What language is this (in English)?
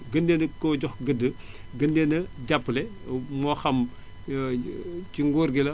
Wolof